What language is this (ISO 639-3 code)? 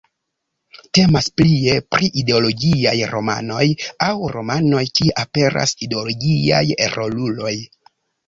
epo